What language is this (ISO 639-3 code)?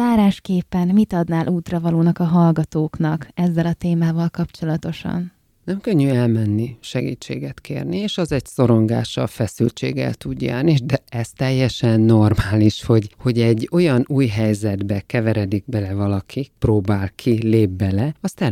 hun